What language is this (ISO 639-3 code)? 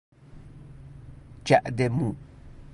fas